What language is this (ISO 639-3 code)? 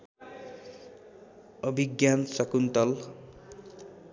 nep